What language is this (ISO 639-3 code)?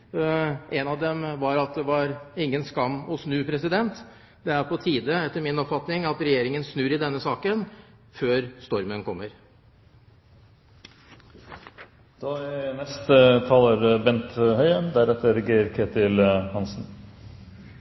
nob